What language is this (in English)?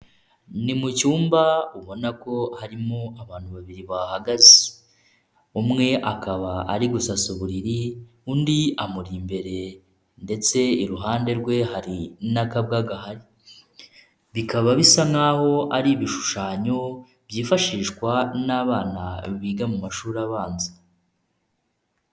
Kinyarwanda